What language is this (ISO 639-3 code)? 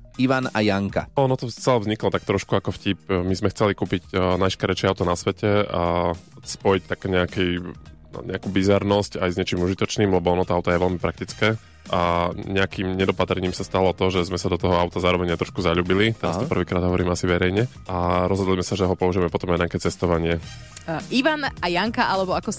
slk